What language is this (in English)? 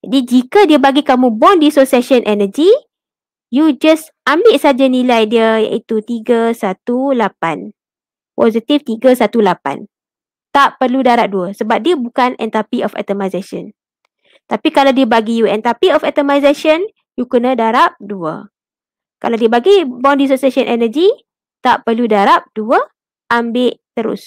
Malay